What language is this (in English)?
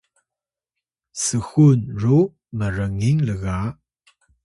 Atayal